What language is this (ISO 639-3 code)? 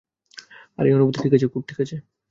ben